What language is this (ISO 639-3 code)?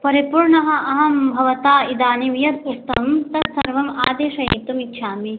san